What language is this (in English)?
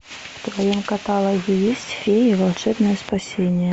Russian